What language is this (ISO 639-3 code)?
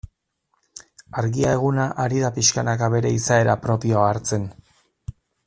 eus